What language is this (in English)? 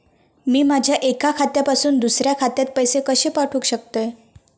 Marathi